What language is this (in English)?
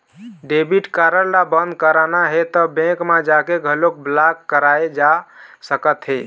Chhattisgarhi